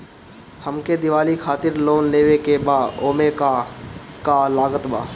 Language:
Bhojpuri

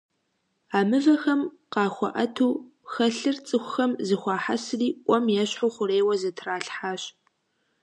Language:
Kabardian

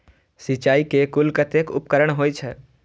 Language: Maithili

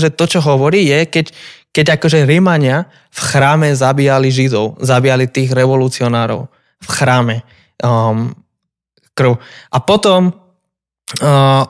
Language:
Slovak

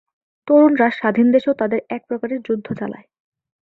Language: Bangla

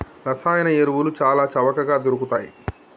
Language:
Telugu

